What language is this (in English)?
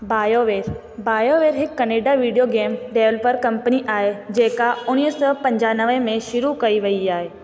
Sindhi